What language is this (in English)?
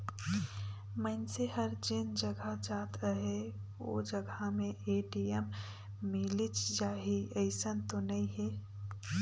Chhattisgarhi